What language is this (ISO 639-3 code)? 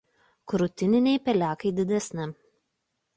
lit